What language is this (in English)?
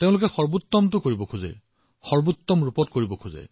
Assamese